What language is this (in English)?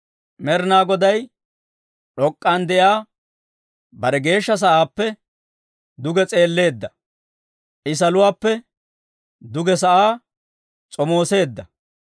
Dawro